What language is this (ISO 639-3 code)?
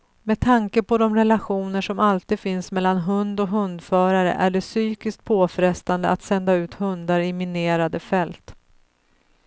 swe